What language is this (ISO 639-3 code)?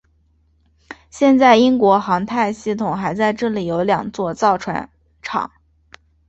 zho